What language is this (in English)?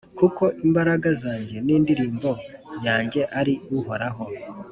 Kinyarwanda